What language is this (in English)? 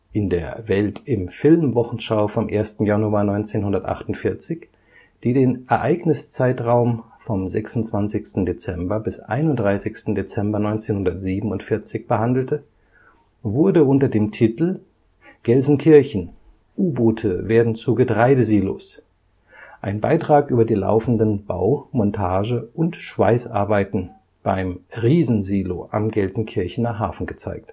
German